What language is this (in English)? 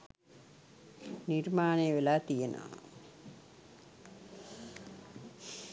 Sinhala